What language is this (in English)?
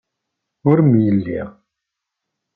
Kabyle